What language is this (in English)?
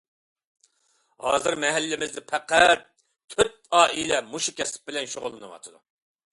Uyghur